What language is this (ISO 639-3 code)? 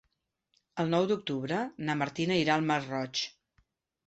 cat